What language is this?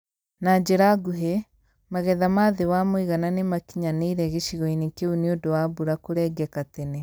Kikuyu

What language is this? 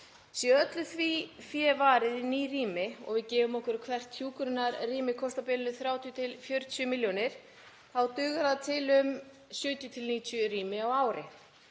Icelandic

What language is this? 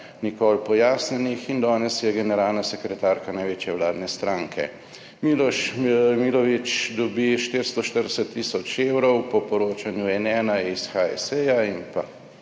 Slovenian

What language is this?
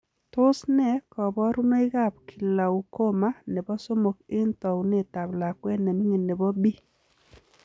Kalenjin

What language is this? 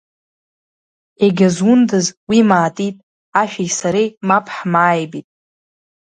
Abkhazian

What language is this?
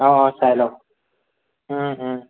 Assamese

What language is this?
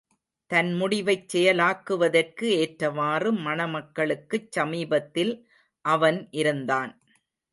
Tamil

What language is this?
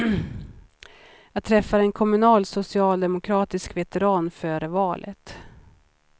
Swedish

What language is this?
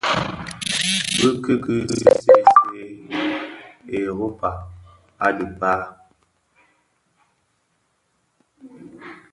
Bafia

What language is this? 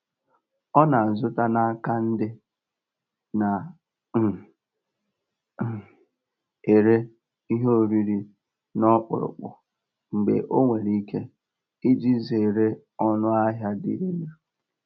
Igbo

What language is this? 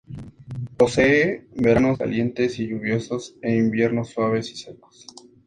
Spanish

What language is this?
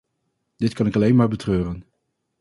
Dutch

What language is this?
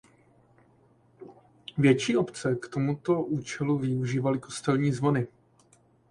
Czech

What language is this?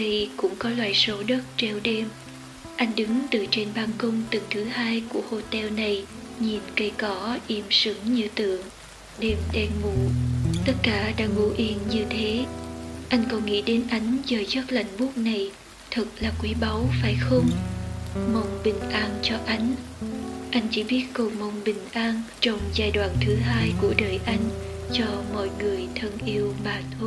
Vietnamese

